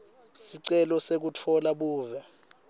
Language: Swati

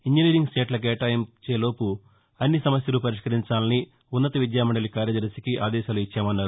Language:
Telugu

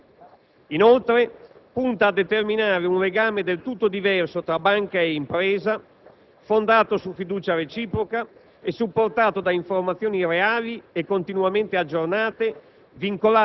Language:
Italian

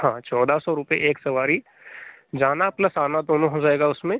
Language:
Hindi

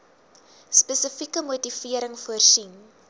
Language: Afrikaans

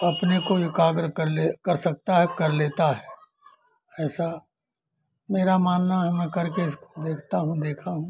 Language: Hindi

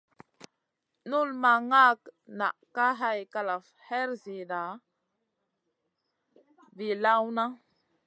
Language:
Masana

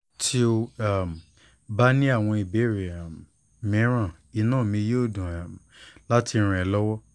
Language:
Yoruba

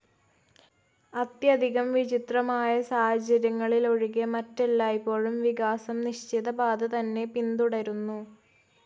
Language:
Malayalam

